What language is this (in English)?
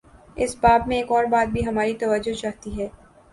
Urdu